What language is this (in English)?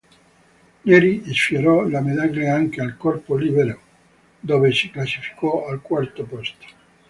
Italian